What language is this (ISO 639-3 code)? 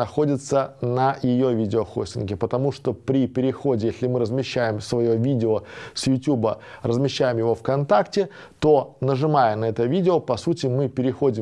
rus